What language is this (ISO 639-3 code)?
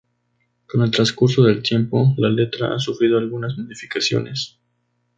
spa